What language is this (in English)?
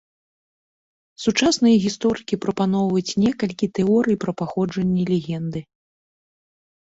Belarusian